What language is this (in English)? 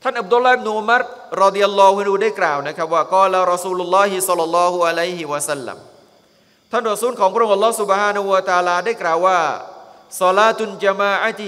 Thai